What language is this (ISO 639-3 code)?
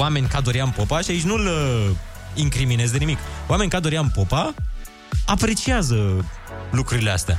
ron